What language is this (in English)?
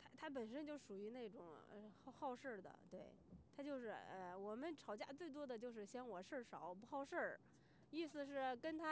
Chinese